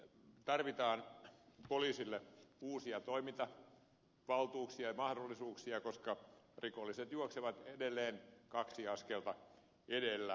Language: Finnish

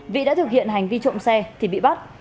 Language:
Vietnamese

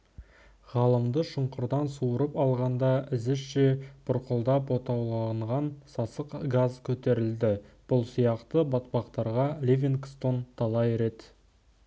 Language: Kazakh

